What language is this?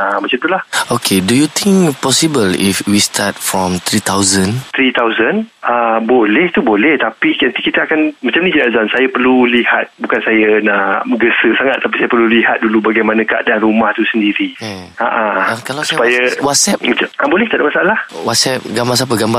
Malay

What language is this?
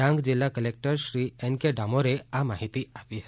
Gujarati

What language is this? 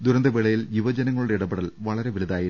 Malayalam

